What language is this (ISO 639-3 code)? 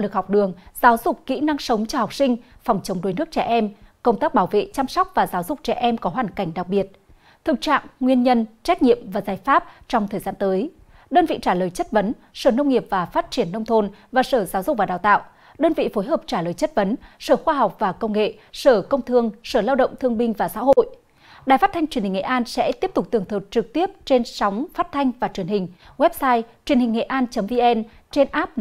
vie